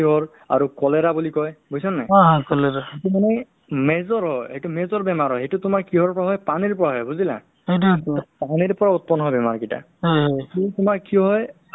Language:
Assamese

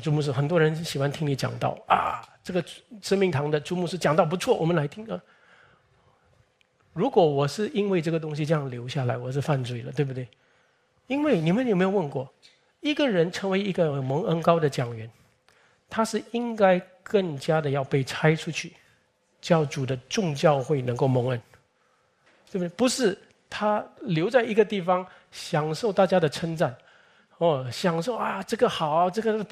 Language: Chinese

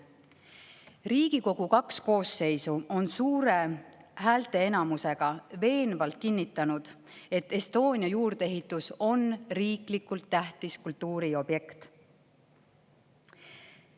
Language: Estonian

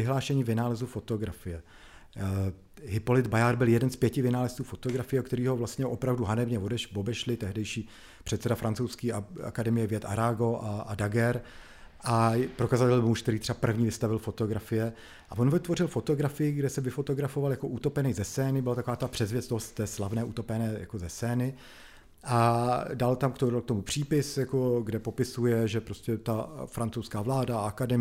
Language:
Czech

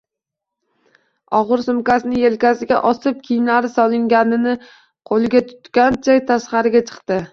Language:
Uzbek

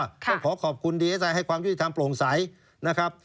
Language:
Thai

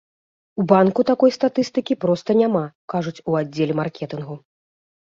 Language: Belarusian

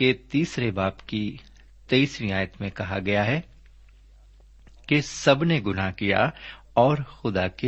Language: Urdu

